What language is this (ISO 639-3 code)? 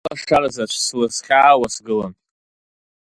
abk